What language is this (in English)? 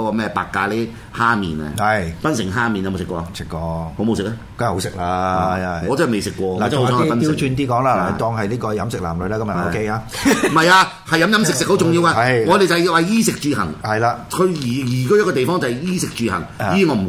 Chinese